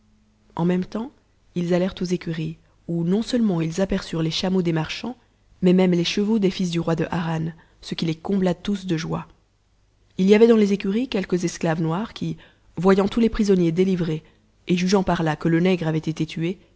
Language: French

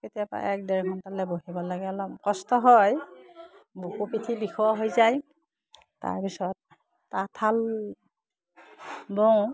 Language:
Assamese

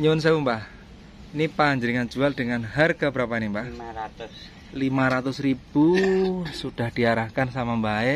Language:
Indonesian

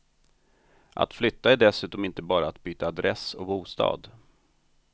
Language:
Swedish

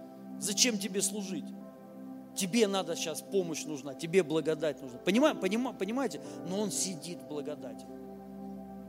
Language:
Russian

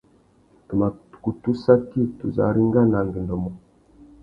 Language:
Tuki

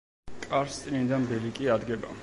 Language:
Georgian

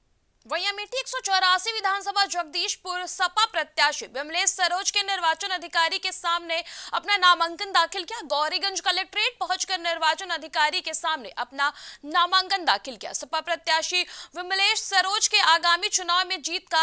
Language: Hindi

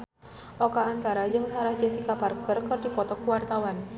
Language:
Sundanese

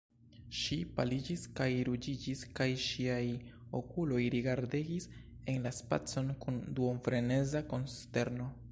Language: Esperanto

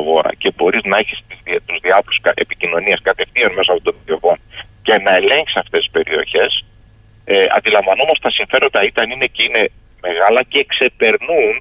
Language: Greek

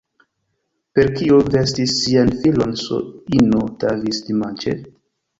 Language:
Esperanto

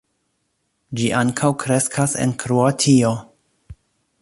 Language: Esperanto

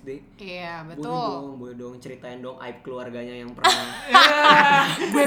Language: Indonesian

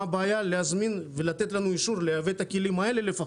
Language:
Hebrew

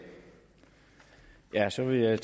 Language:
Danish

